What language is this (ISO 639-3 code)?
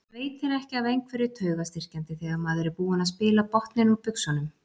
isl